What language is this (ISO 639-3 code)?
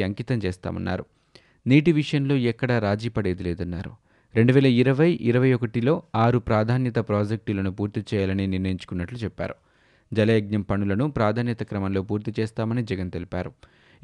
tel